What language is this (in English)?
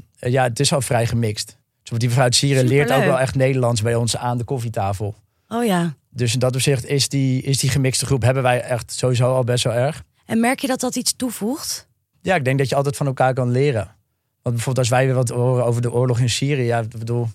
Dutch